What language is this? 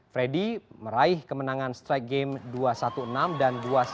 Indonesian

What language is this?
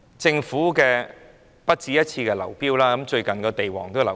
Cantonese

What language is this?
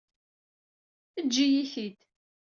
Kabyle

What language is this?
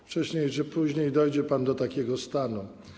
Polish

